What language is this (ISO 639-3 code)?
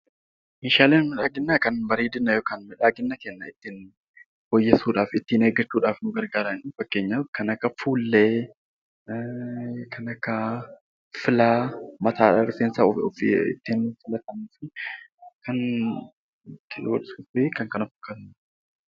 orm